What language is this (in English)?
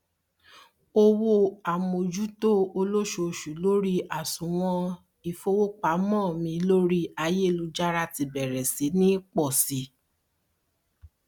Yoruba